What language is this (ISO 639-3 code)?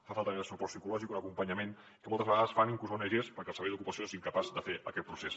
cat